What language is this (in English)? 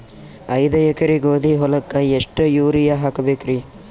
Kannada